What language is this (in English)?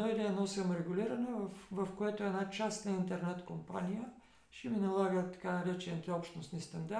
Bulgarian